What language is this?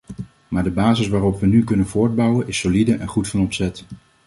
Dutch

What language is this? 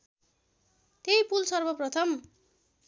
Nepali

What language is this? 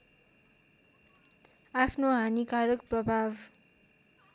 Nepali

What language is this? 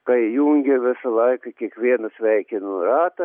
Lithuanian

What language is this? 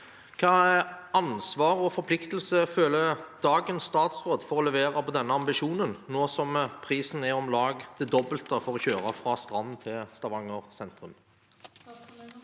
Norwegian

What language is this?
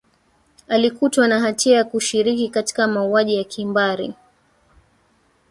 Swahili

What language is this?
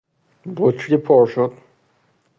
Persian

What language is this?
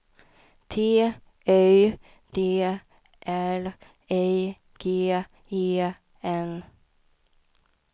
Swedish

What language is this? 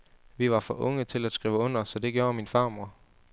Danish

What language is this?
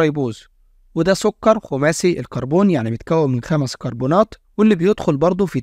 Arabic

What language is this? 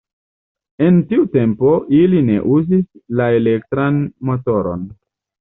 Esperanto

